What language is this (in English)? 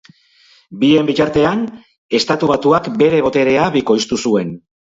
Basque